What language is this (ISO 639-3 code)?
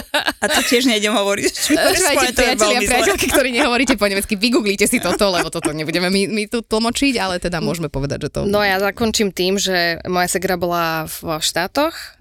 slk